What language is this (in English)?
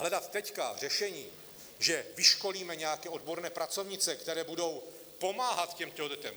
Czech